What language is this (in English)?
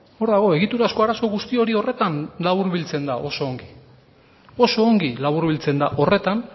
Basque